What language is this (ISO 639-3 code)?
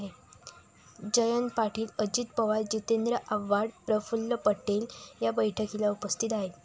mar